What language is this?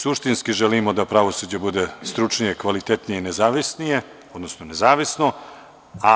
Serbian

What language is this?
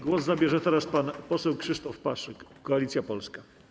Polish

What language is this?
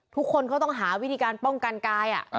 Thai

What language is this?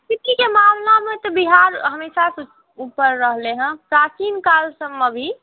Maithili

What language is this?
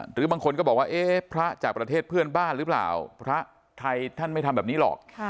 Thai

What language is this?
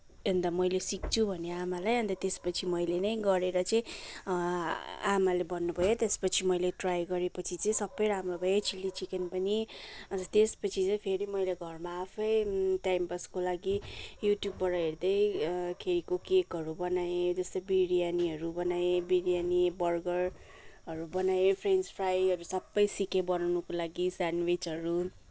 Nepali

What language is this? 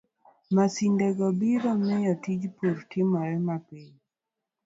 Luo (Kenya and Tanzania)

